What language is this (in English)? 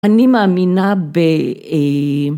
Hebrew